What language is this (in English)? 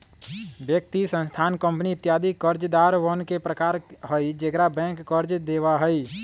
Magahi